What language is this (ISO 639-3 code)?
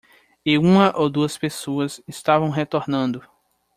por